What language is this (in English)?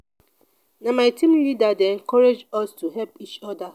Nigerian Pidgin